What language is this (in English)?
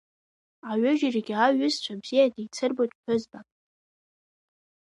Abkhazian